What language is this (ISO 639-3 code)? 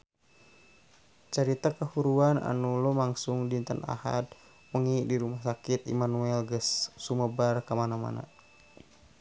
sun